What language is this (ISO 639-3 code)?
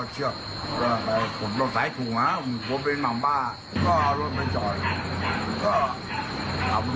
tha